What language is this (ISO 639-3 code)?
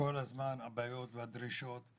heb